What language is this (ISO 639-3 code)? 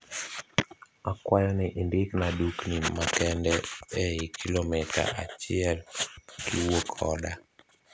luo